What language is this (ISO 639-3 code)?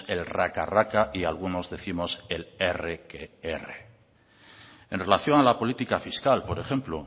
spa